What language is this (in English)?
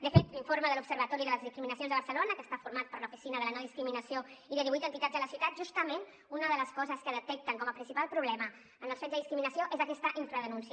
Catalan